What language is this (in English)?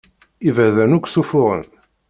Kabyle